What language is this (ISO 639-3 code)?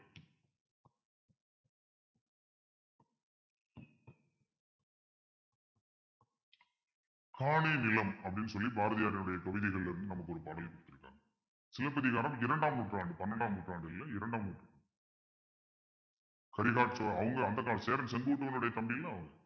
tam